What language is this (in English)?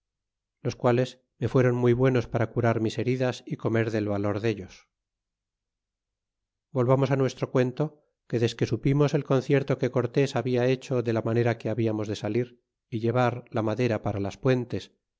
Spanish